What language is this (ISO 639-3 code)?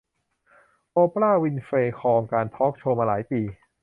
tha